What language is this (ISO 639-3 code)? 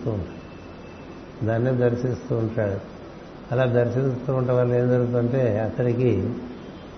tel